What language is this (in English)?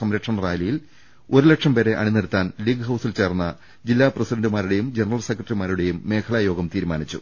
Malayalam